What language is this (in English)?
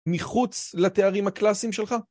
Hebrew